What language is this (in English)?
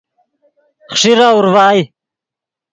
Yidgha